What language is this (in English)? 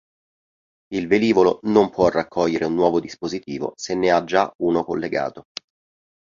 Italian